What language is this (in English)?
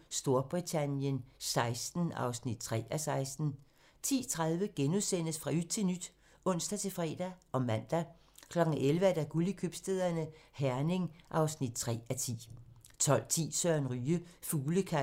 Danish